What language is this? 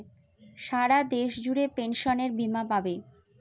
Bangla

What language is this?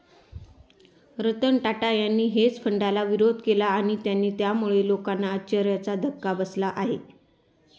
Marathi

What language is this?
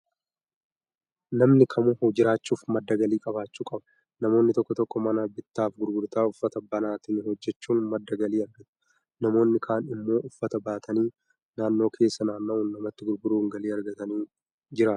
Oromo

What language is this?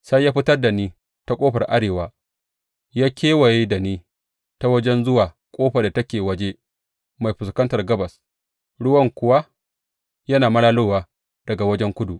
Hausa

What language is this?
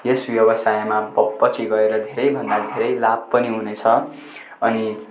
Nepali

